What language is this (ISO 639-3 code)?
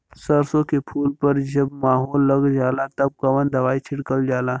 bho